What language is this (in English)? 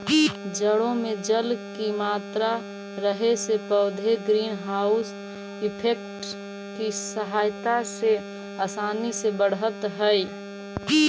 Magahi